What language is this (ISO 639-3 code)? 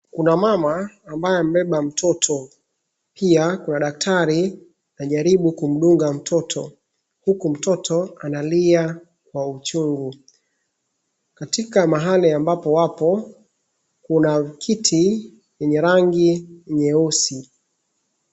swa